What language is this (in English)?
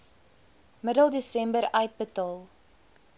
Afrikaans